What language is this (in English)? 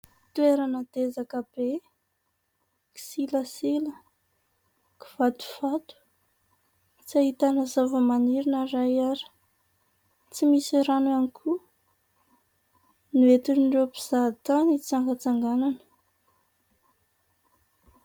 Malagasy